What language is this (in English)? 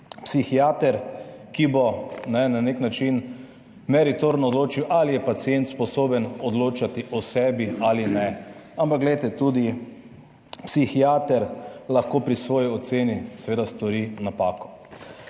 Slovenian